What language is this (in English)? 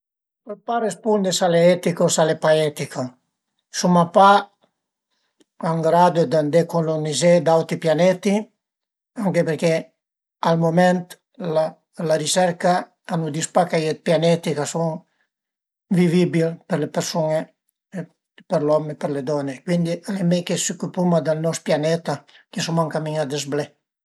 Piedmontese